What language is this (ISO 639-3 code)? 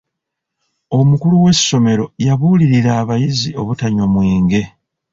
lug